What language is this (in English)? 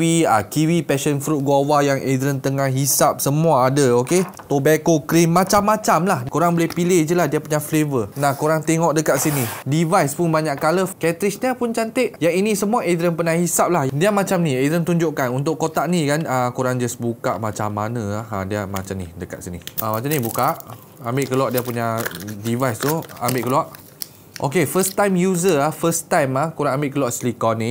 Malay